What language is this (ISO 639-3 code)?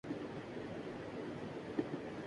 urd